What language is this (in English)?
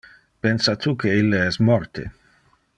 Interlingua